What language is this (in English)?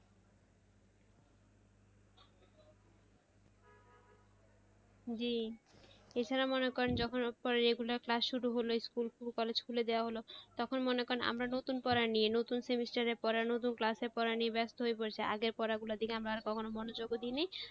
Bangla